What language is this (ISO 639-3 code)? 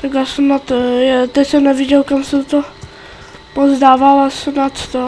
ces